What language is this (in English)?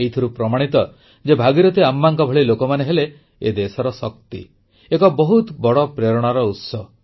Odia